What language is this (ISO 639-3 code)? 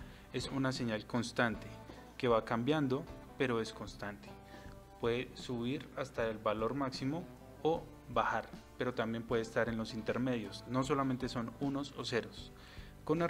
spa